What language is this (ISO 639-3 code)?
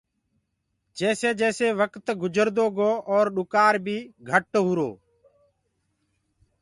ggg